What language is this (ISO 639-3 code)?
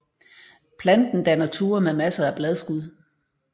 dan